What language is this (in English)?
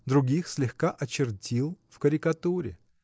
Russian